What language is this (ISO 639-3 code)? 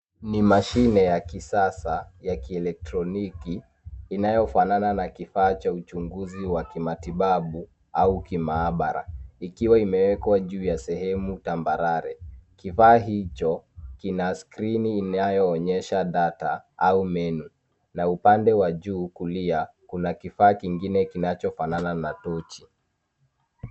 swa